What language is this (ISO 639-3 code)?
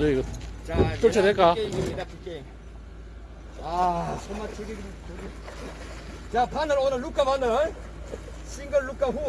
kor